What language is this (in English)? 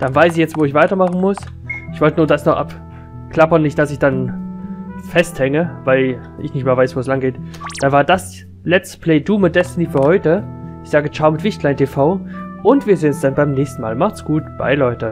German